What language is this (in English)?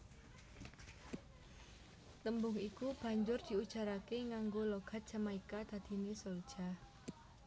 Javanese